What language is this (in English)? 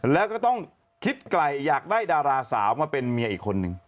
Thai